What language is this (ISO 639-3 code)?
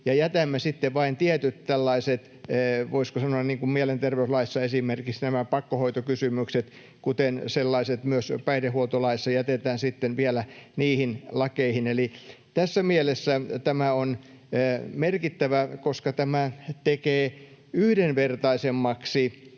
fin